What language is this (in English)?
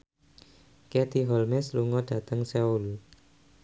Javanese